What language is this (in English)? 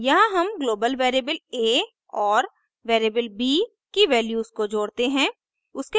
Hindi